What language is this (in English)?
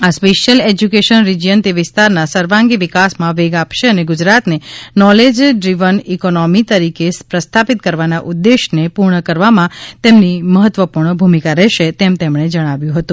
Gujarati